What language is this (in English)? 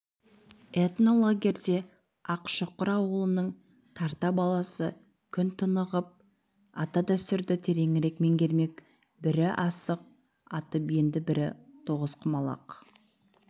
Kazakh